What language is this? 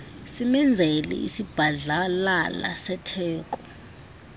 Xhosa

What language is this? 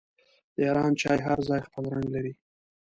Pashto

